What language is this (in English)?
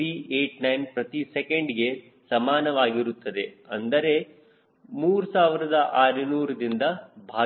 Kannada